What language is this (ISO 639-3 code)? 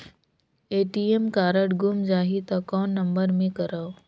hne